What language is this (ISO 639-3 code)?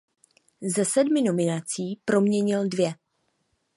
ces